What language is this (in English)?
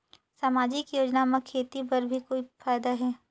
Chhattisgarhi